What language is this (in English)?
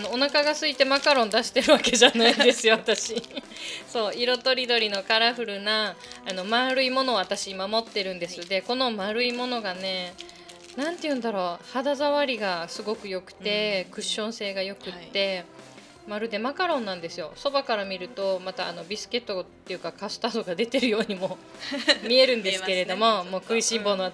Japanese